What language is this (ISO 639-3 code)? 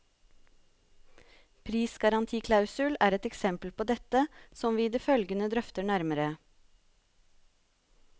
nor